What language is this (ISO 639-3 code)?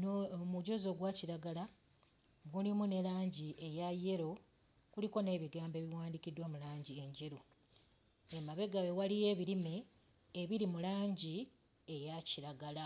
lug